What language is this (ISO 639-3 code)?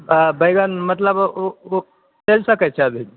mai